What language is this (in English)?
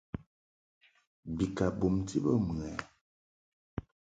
Mungaka